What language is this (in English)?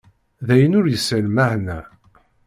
Kabyle